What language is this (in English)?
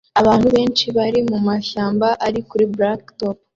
Kinyarwanda